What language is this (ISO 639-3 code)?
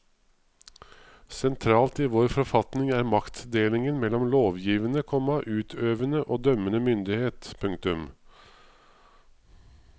nor